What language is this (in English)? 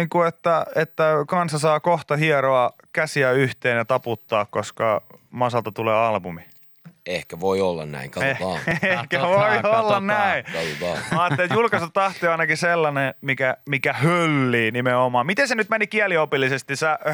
Finnish